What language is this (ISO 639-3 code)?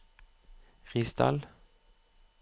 nor